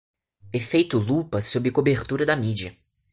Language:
Portuguese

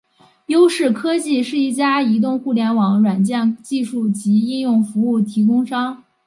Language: Chinese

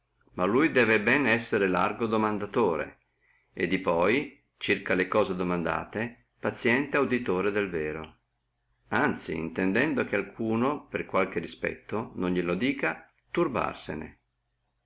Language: Italian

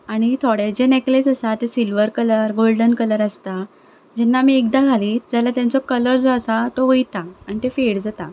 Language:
Konkani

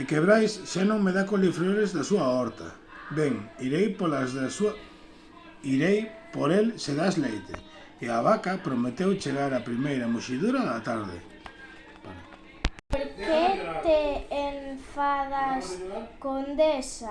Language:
Spanish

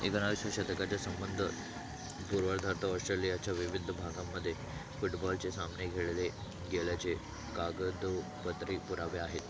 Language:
Marathi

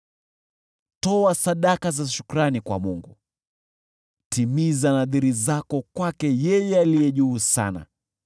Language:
Swahili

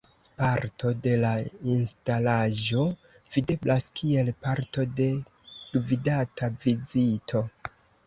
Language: Esperanto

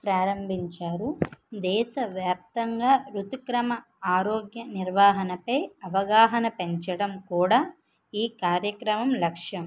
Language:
Telugu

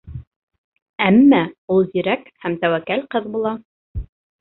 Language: Bashkir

